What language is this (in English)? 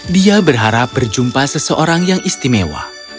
Indonesian